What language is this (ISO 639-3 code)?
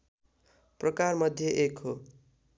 nep